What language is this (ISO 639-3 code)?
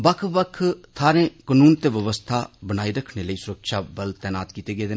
doi